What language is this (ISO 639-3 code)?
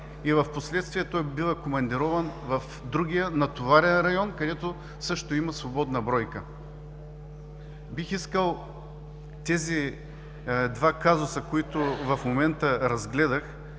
bul